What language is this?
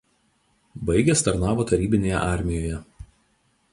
Lithuanian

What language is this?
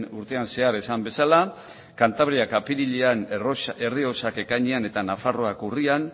Basque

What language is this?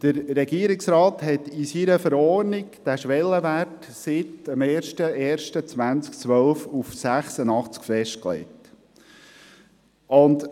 Swiss German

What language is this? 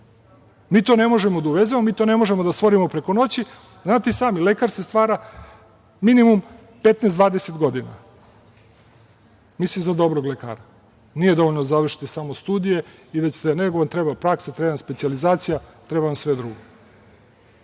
Serbian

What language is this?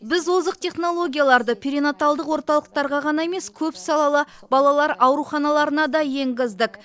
Kazakh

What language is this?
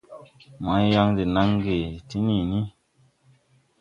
Tupuri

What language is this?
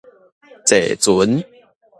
Min Nan Chinese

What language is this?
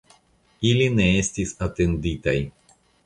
Esperanto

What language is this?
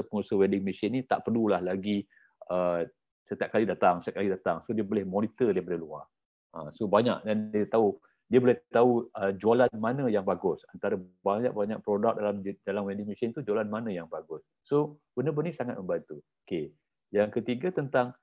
Malay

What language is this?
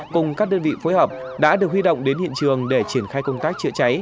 Vietnamese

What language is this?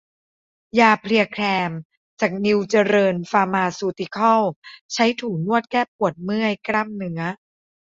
Thai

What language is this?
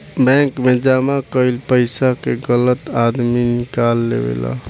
Bhojpuri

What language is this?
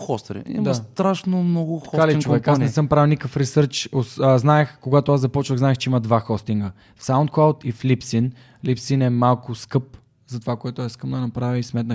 Bulgarian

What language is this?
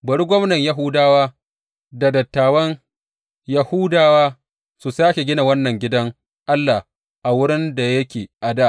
Hausa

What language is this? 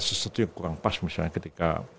Indonesian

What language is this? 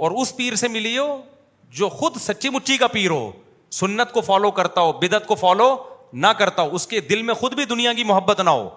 Urdu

